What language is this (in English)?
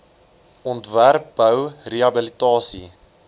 Afrikaans